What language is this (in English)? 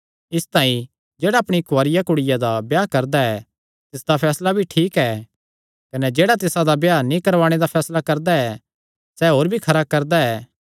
Kangri